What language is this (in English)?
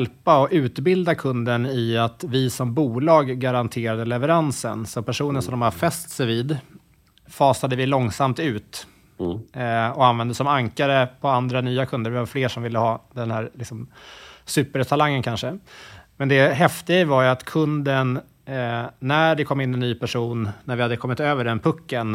Swedish